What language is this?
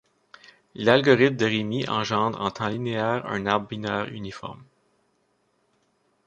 French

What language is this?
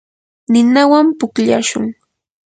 Yanahuanca Pasco Quechua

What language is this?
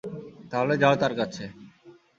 Bangla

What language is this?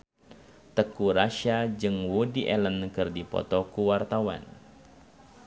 Sundanese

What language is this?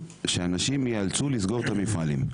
Hebrew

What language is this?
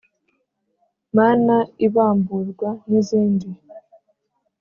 Kinyarwanda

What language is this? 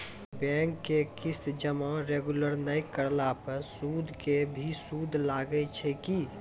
Maithili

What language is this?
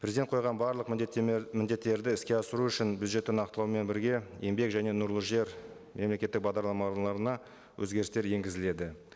Kazakh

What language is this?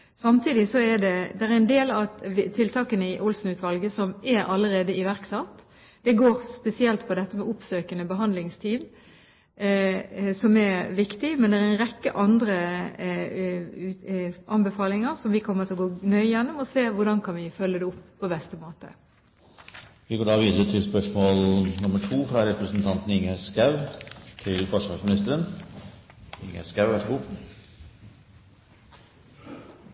Norwegian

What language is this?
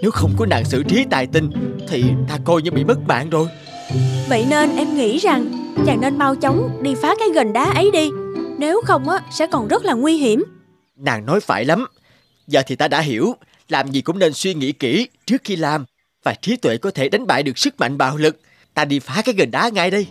Vietnamese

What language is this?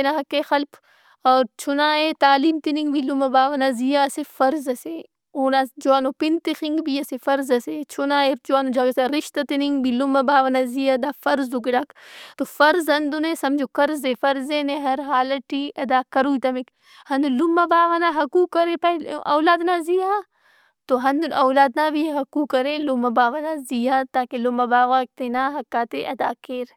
Brahui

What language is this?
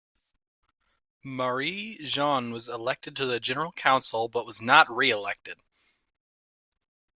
English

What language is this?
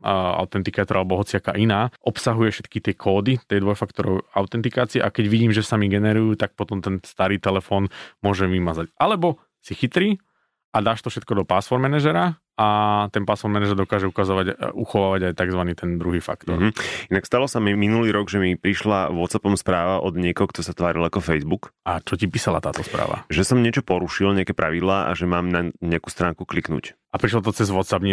Slovak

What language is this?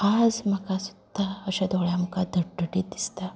Konkani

